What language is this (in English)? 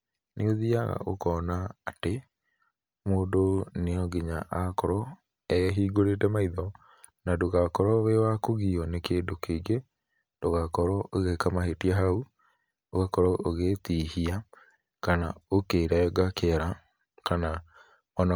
Kikuyu